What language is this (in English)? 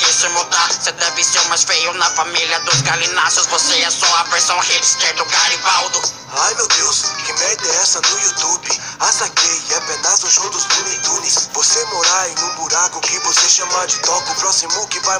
Portuguese